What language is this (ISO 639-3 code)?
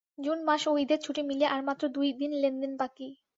ben